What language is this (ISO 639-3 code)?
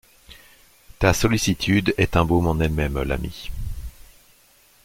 fra